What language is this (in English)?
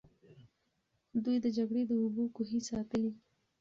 Pashto